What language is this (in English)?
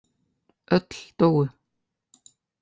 Icelandic